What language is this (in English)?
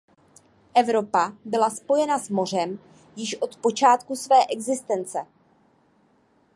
Czech